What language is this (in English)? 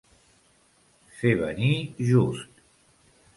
Catalan